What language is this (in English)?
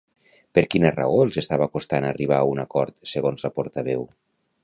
Catalan